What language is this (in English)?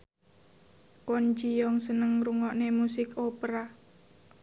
Javanese